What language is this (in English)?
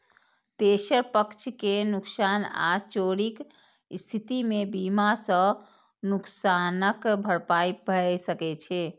Maithili